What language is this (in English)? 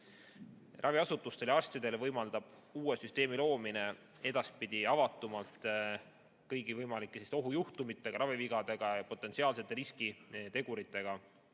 Estonian